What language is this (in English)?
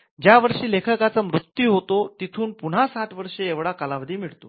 Marathi